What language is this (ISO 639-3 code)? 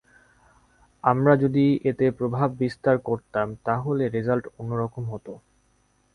ben